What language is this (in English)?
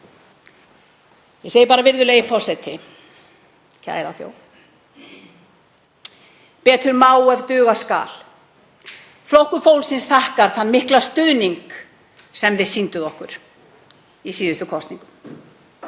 Icelandic